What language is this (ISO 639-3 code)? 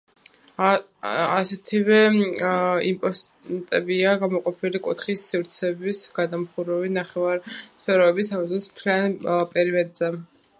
kat